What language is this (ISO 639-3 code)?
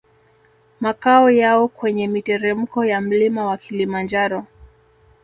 swa